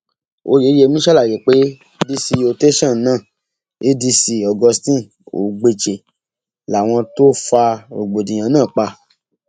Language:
Yoruba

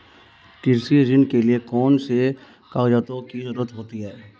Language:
Hindi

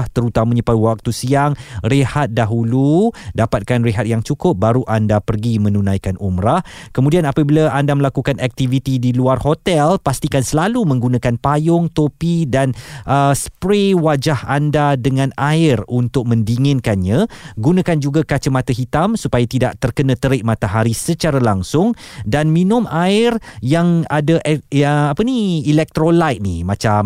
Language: Malay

